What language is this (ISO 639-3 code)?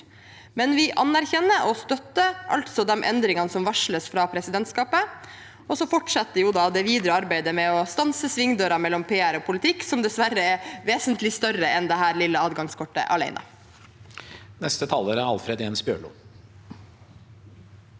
nor